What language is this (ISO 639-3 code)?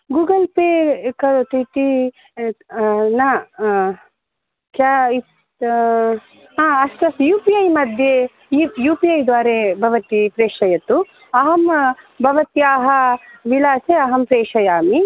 san